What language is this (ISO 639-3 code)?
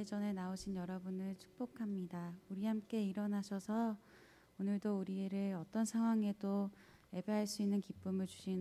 kor